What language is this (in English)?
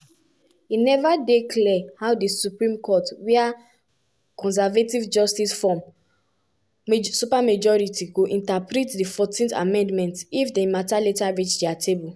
Nigerian Pidgin